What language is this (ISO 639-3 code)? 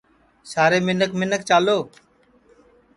ssi